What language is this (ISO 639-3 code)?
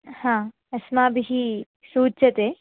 san